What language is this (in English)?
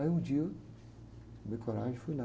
Portuguese